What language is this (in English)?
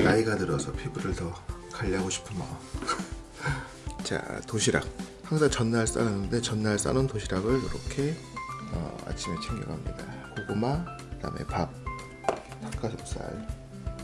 Korean